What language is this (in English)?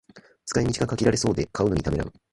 Japanese